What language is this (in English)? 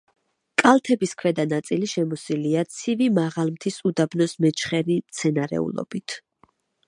Georgian